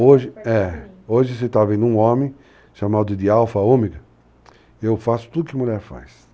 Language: Portuguese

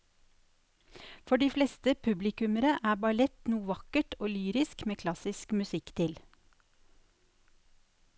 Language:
Norwegian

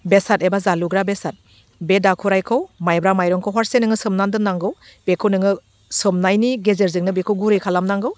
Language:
Bodo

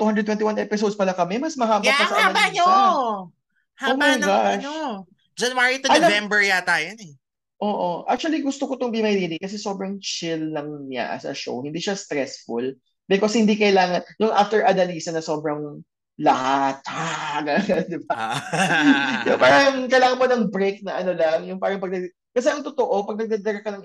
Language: Filipino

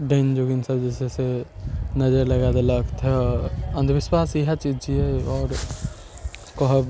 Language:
Maithili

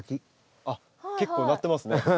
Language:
Japanese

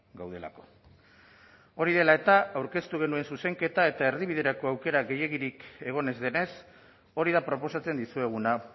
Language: Basque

